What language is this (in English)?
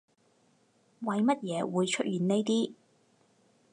Cantonese